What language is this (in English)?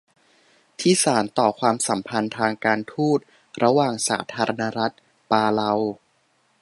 Thai